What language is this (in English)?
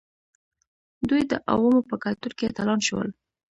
Pashto